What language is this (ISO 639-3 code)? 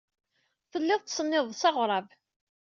kab